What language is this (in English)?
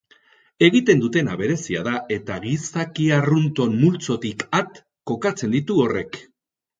Basque